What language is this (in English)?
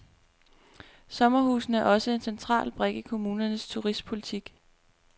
Danish